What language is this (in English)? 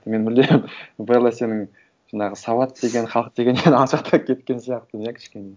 Kazakh